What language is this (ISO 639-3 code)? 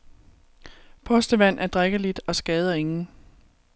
dan